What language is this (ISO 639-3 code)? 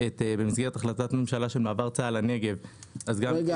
heb